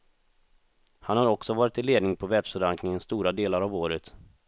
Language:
Swedish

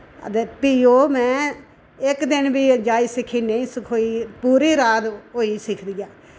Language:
Dogri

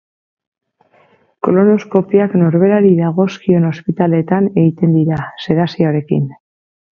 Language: Basque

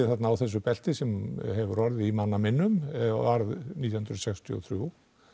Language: Icelandic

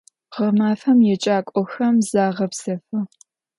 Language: Adyghe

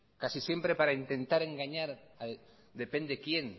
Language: Spanish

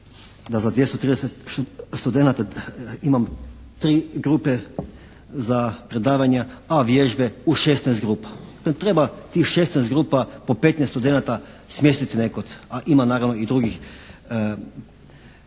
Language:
Croatian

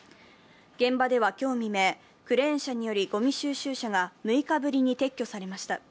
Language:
Japanese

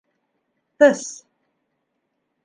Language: Bashkir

